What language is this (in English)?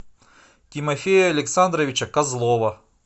Russian